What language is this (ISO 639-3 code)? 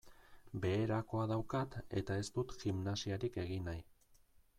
eus